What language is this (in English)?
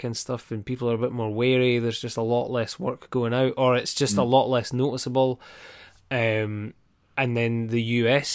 English